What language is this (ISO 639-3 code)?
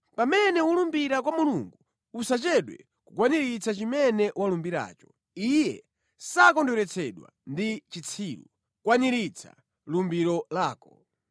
nya